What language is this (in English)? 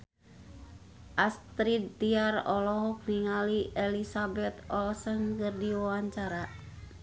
Sundanese